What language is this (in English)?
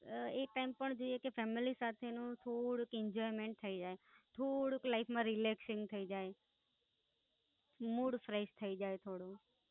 Gujarati